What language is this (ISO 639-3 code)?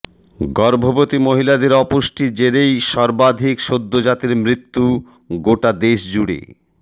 ben